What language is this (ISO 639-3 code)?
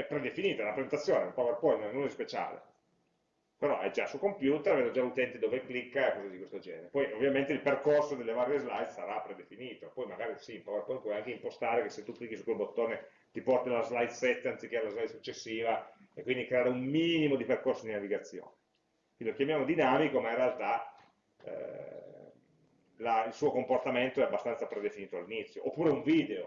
ita